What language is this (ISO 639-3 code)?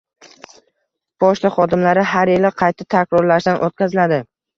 uzb